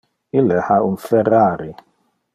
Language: Interlingua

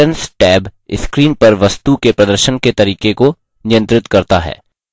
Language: Hindi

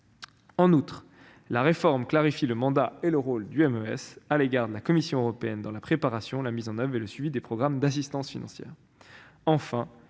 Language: French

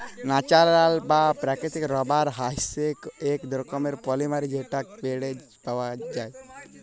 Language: Bangla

